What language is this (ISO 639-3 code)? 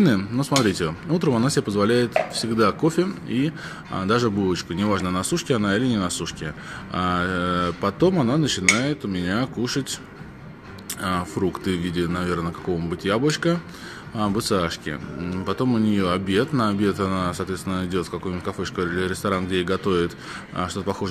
rus